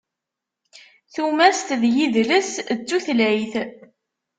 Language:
Kabyle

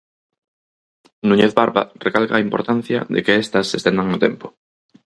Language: Galician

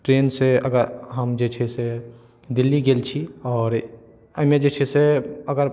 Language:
Maithili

